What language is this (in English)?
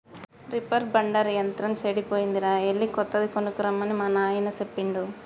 Telugu